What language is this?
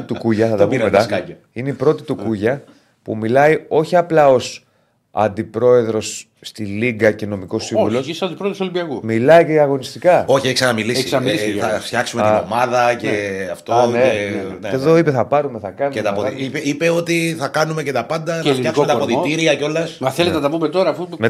Greek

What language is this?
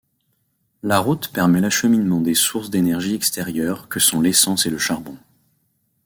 French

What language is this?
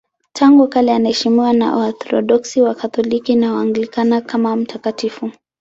Swahili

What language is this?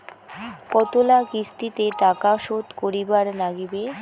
Bangla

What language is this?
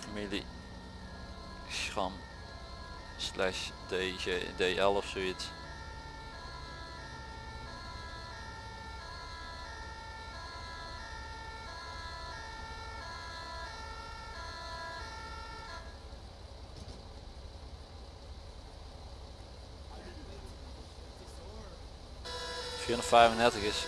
Dutch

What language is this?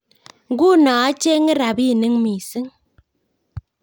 Kalenjin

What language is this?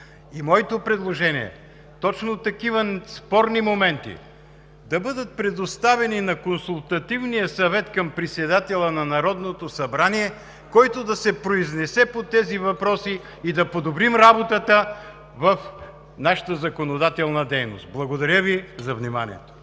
Bulgarian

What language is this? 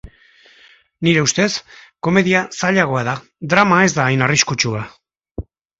Basque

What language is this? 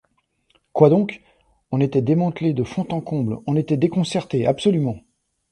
French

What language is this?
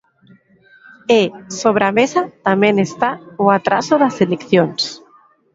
Galician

